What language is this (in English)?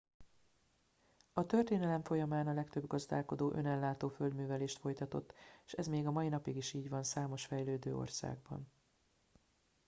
Hungarian